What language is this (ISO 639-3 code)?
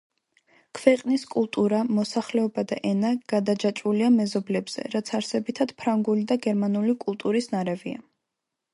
kat